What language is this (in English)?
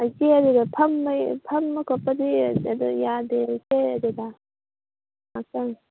Manipuri